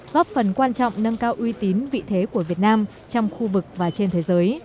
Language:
Vietnamese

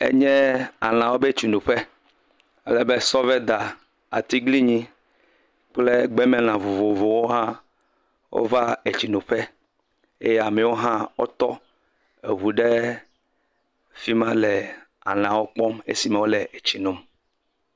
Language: Ewe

